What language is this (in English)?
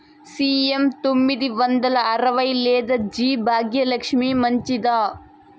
Telugu